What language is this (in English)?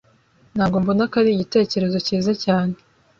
Kinyarwanda